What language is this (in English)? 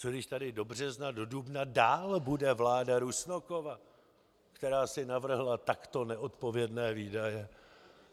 Czech